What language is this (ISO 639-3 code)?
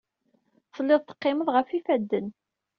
kab